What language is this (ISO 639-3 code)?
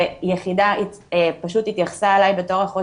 heb